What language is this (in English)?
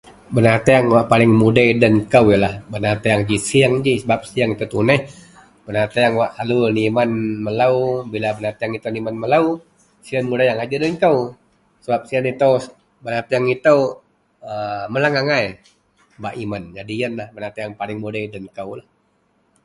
Central Melanau